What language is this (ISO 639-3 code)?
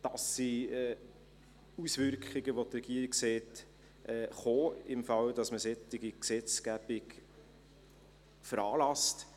gsw